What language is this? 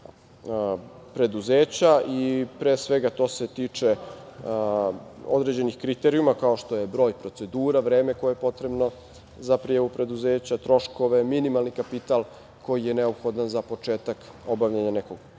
Serbian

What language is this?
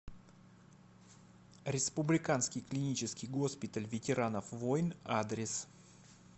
Russian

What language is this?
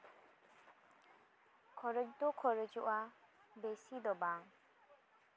Santali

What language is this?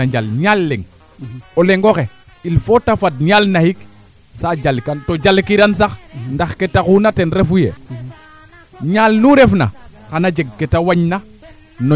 Serer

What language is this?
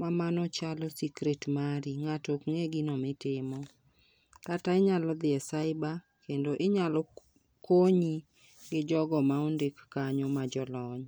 Luo (Kenya and Tanzania)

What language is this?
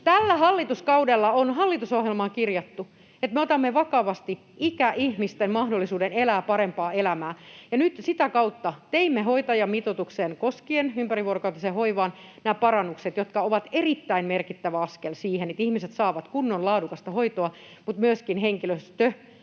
Finnish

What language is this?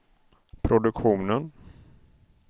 Swedish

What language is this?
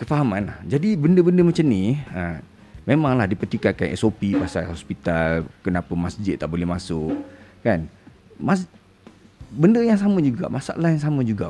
Malay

